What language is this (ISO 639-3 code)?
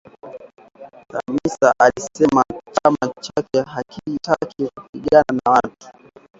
swa